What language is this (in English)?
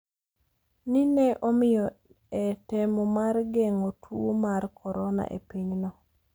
Luo (Kenya and Tanzania)